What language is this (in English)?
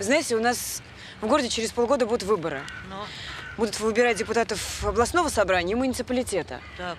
Russian